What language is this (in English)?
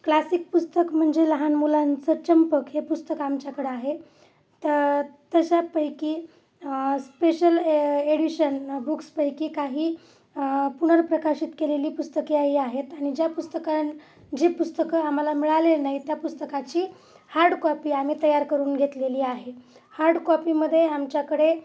Marathi